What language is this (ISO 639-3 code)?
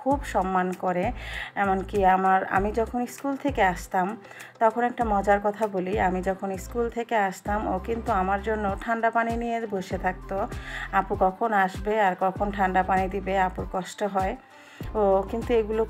ara